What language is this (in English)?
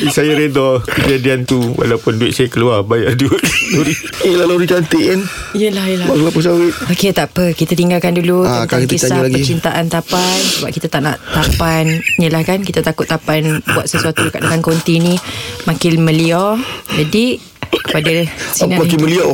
Malay